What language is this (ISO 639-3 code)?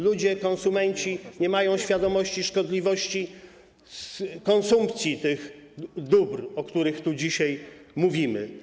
pol